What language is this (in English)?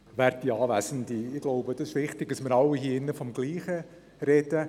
Swiss German